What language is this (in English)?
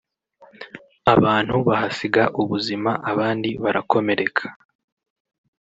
Kinyarwanda